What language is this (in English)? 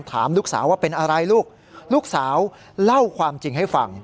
Thai